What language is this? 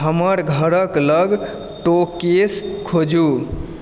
Maithili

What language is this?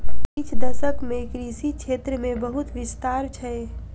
Maithili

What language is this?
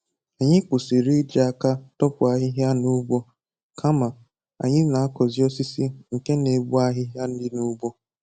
Igbo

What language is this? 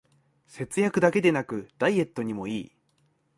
Japanese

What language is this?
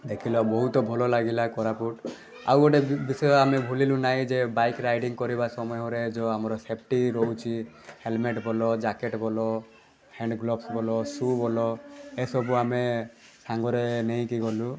Odia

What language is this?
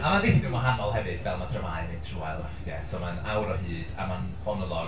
Welsh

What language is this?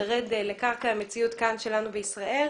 Hebrew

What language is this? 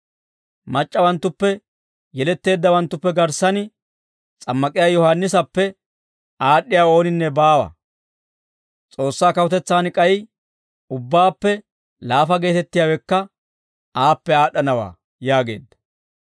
Dawro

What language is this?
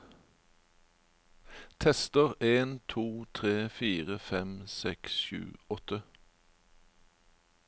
Norwegian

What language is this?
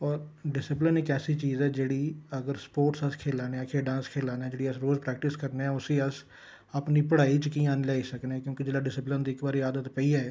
Dogri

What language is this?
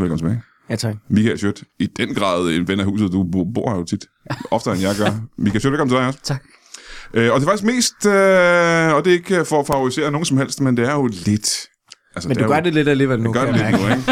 Danish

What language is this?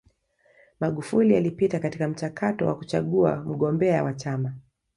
Swahili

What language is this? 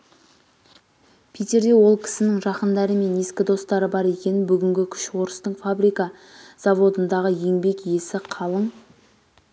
Kazakh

